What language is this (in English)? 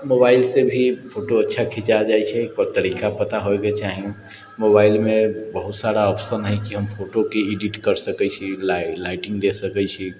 Maithili